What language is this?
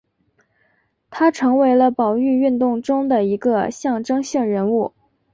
Chinese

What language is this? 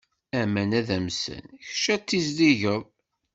Kabyle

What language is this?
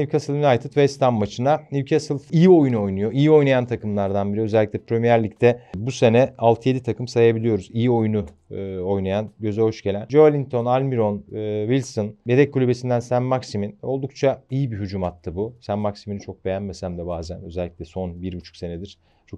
Turkish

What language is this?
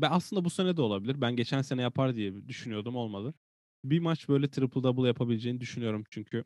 Turkish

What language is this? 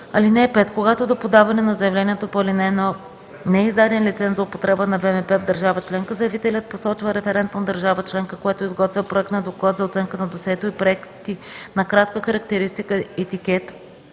Bulgarian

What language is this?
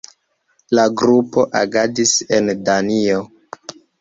Esperanto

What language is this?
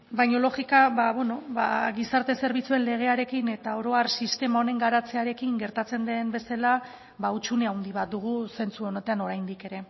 Basque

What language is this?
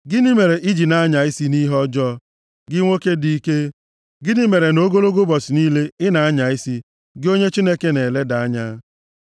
Igbo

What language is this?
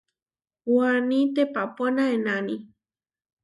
Huarijio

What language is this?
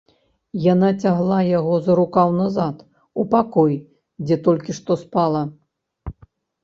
Belarusian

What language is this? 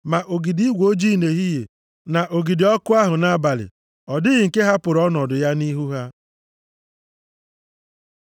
Igbo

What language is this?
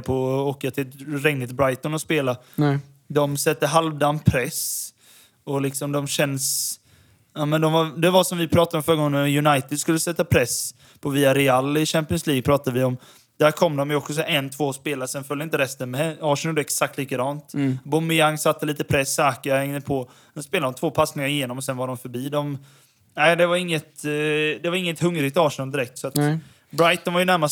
Swedish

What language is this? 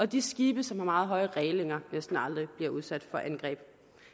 Danish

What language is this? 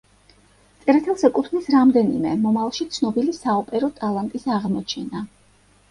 Georgian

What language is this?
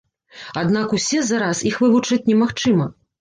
Belarusian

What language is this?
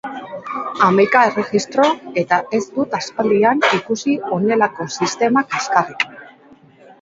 Basque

